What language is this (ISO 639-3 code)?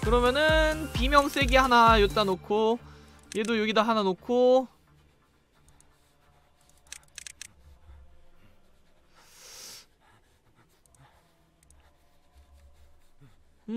kor